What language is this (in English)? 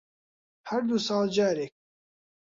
Central Kurdish